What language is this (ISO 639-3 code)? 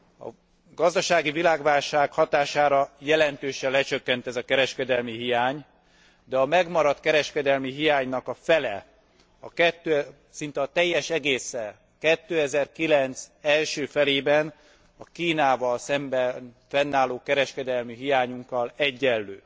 hun